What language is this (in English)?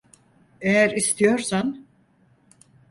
Turkish